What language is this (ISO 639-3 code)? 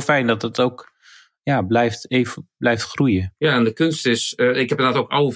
nld